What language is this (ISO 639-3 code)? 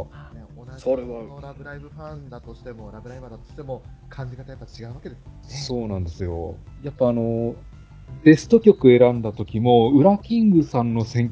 jpn